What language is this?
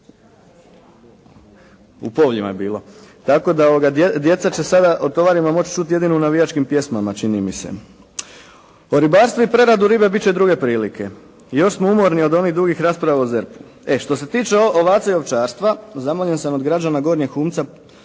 Croatian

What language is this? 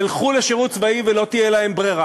Hebrew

